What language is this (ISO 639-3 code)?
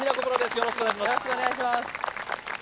jpn